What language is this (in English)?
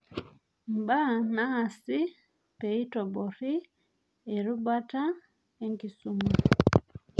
Masai